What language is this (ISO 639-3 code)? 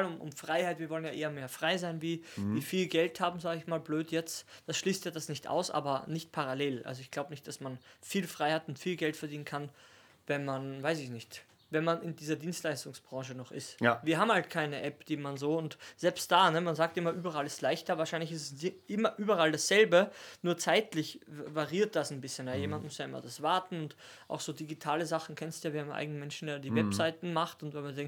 deu